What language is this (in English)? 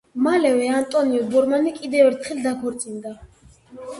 Georgian